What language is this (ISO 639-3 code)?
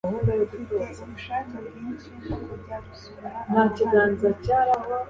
kin